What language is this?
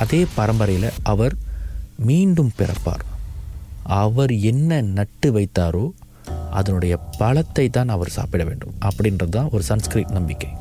Tamil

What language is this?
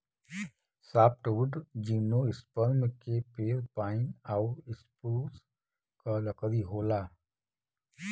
Bhojpuri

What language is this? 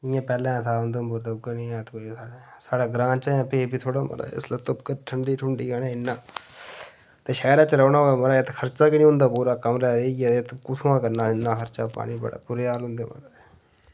Dogri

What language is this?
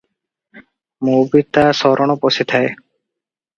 Odia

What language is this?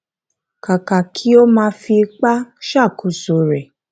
Yoruba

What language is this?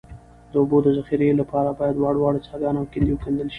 Pashto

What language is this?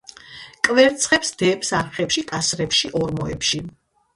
Georgian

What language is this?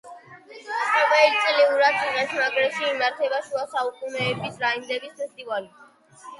Georgian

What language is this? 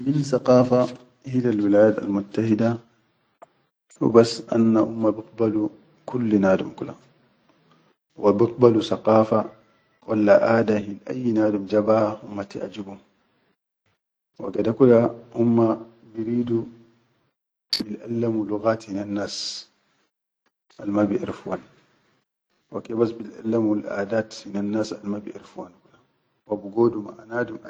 Chadian Arabic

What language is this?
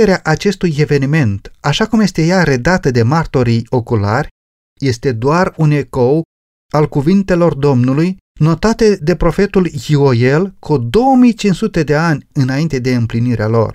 Romanian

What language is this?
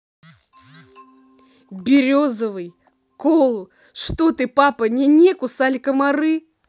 Russian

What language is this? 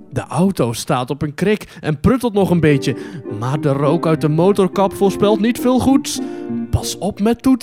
Dutch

